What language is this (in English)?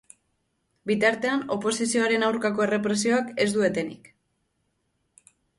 Basque